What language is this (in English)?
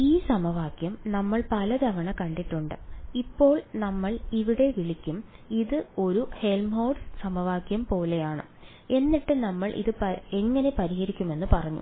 Malayalam